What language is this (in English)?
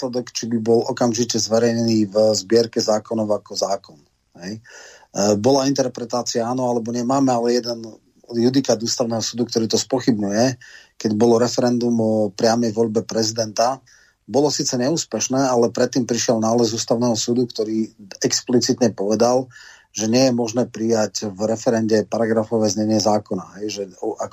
Slovak